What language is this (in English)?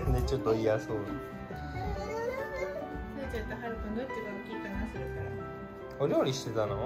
Japanese